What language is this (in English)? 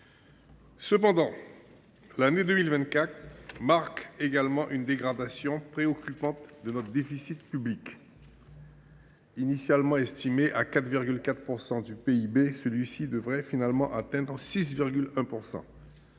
French